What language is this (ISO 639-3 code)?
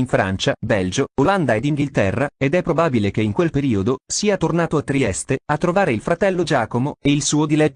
ita